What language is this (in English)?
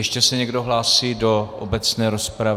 Czech